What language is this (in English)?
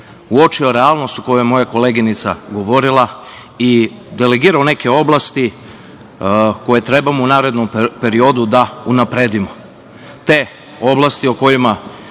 Serbian